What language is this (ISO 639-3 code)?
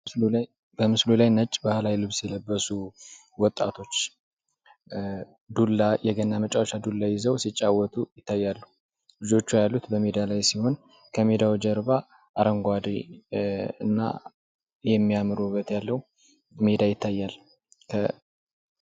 amh